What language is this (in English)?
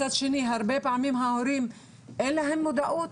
Hebrew